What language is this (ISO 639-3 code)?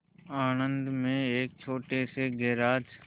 hin